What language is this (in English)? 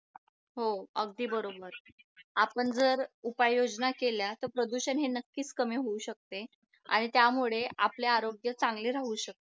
Marathi